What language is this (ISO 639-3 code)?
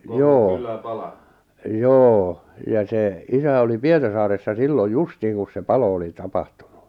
fin